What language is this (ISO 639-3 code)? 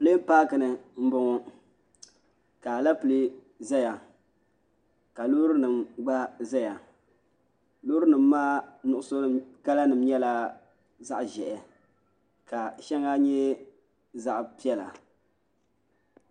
dag